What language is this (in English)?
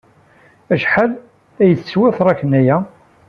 Kabyle